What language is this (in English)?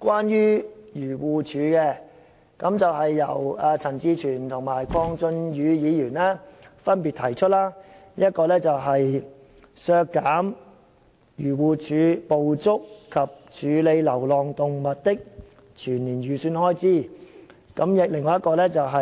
Cantonese